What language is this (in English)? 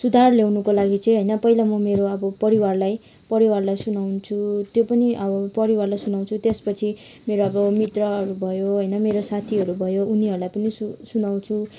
Nepali